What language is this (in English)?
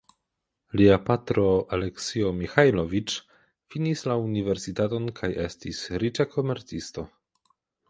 Esperanto